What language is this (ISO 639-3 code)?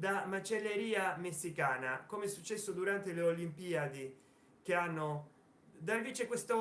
ita